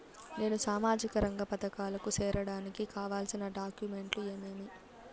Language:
Telugu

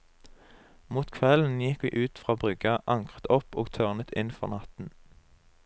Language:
Norwegian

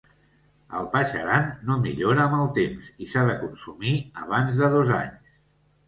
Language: Catalan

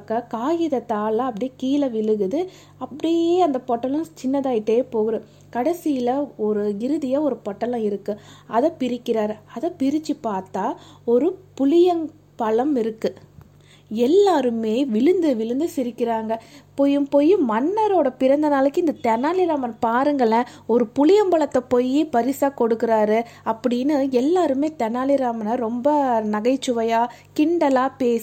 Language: Tamil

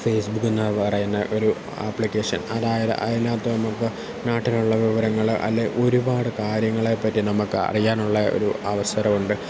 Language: Malayalam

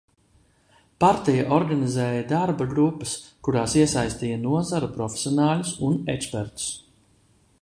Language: Latvian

